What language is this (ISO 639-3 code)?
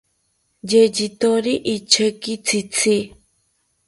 cpy